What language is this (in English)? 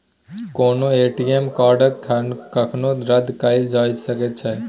Maithili